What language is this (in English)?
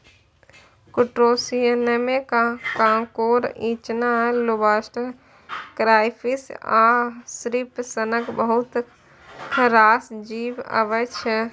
Maithili